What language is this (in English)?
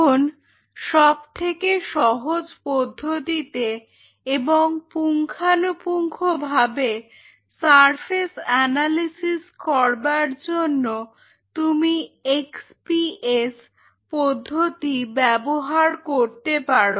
Bangla